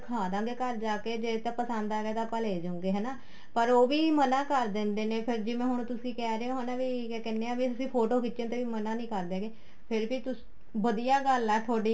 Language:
Punjabi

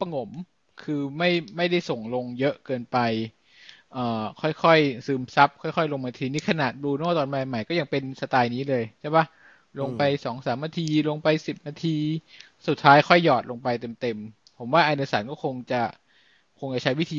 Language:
Thai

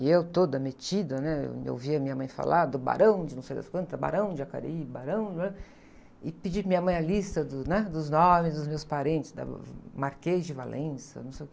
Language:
Portuguese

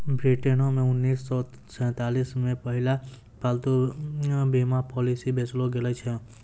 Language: Maithili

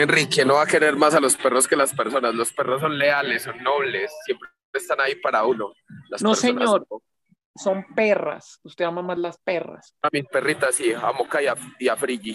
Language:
Spanish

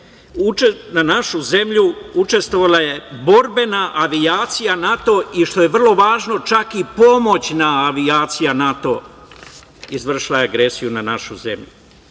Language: Serbian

